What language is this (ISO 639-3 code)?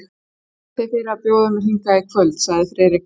isl